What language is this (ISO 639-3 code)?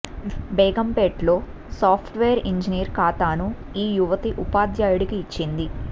tel